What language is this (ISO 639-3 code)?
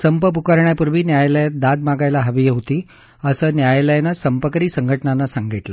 mar